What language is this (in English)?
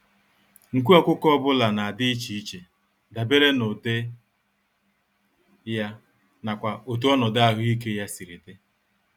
Igbo